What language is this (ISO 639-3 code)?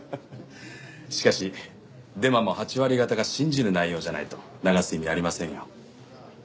jpn